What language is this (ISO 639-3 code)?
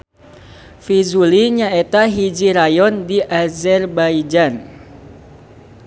sun